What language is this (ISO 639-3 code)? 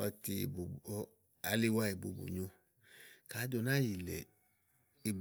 ahl